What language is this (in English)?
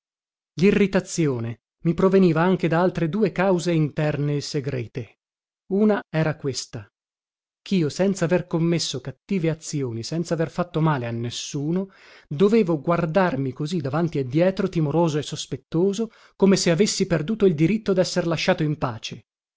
Italian